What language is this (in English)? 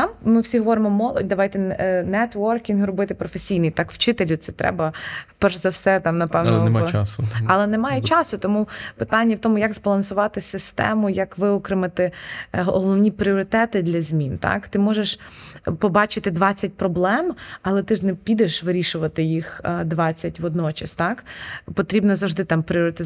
Ukrainian